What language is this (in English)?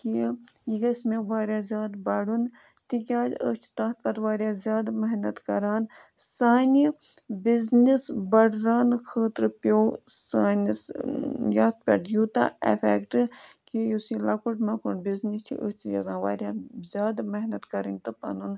Kashmiri